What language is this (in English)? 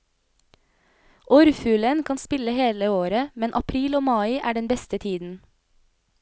Norwegian